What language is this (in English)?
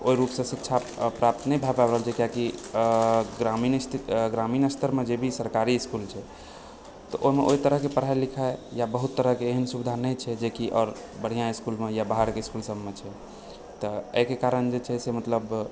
Maithili